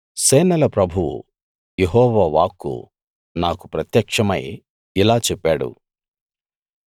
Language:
Telugu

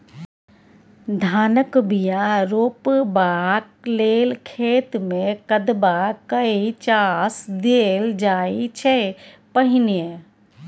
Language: Maithili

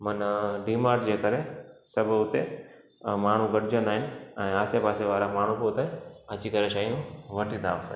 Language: Sindhi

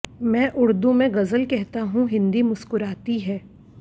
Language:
Hindi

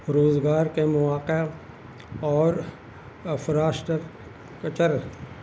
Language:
Urdu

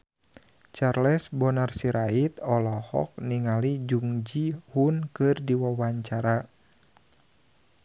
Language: Sundanese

